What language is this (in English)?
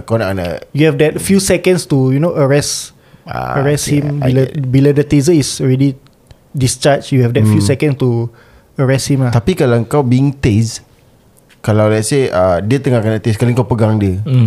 Malay